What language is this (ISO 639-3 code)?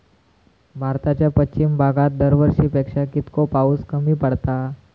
mar